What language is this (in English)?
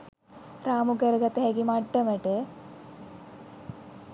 Sinhala